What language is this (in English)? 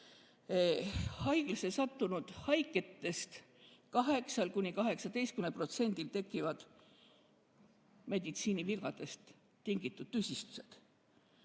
Estonian